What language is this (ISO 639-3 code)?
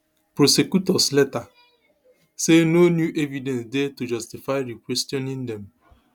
pcm